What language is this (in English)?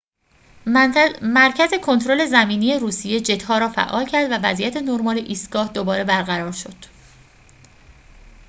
Persian